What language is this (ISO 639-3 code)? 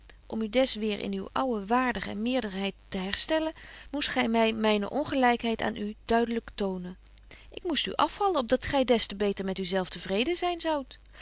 nld